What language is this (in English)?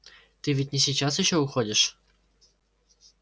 Russian